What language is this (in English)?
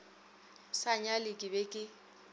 Northern Sotho